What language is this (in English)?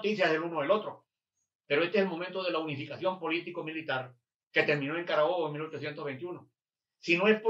Spanish